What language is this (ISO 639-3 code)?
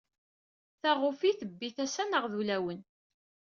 kab